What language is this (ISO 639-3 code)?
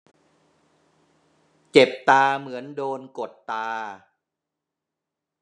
tha